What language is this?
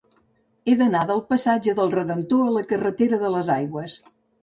Catalan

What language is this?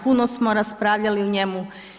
Croatian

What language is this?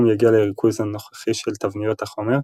Hebrew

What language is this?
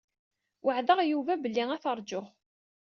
Kabyle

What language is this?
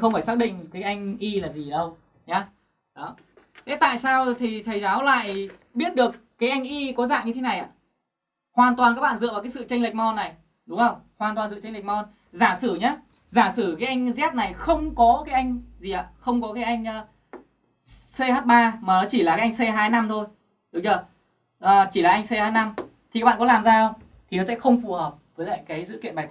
Vietnamese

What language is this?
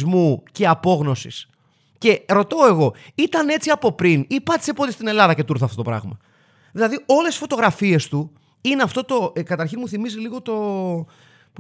Greek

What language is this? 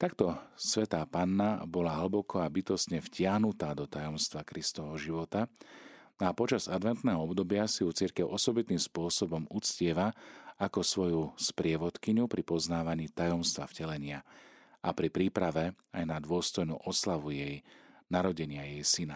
Slovak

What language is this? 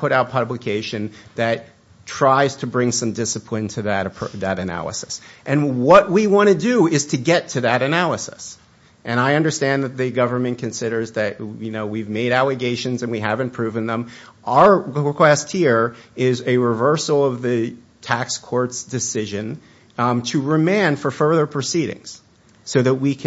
English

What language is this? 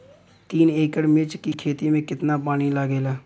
Bhojpuri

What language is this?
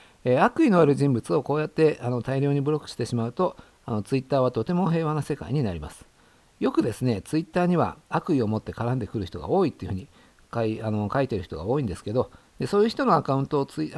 Japanese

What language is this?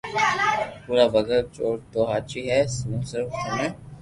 Loarki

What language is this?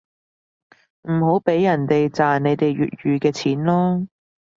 Cantonese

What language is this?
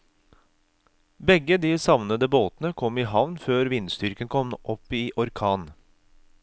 Norwegian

